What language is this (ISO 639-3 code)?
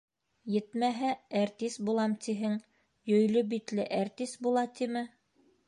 bak